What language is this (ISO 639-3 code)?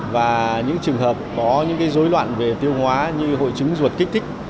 vie